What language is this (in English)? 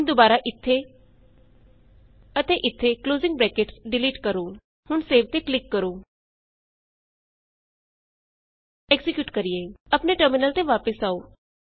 Punjabi